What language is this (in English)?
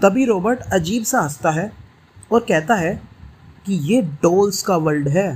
Hindi